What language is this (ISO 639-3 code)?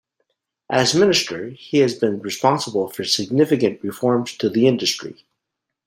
eng